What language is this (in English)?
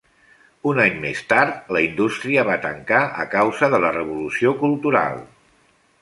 Catalan